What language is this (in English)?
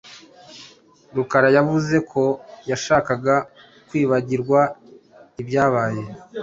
Kinyarwanda